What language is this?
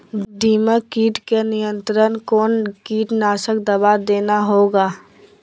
Magahi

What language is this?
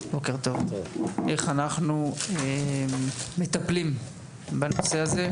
Hebrew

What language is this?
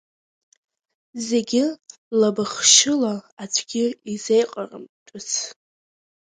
Abkhazian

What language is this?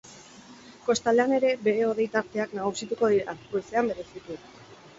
Basque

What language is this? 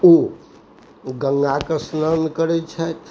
Maithili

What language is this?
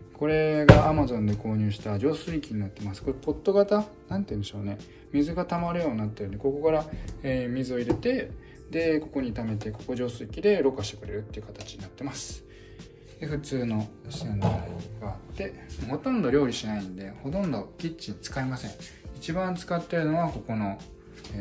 Japanese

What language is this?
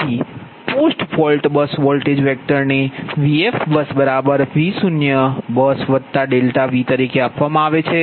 Gujarati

